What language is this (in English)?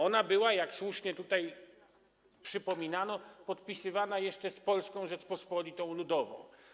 Polish